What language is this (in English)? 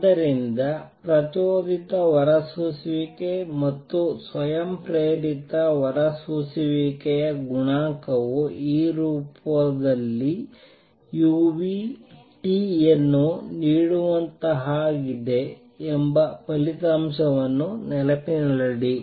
Kannada